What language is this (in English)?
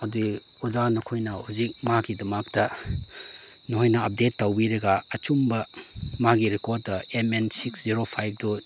Manipuri